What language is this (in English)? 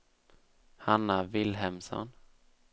Swedish